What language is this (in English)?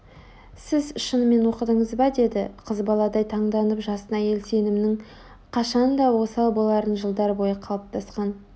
Kazakh